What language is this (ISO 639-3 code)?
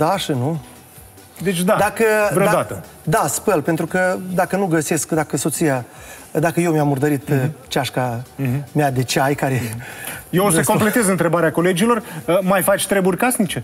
ron